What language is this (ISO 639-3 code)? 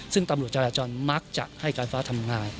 tha